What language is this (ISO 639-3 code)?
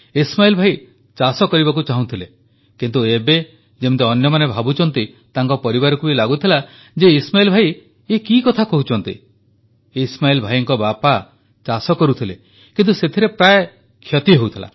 ori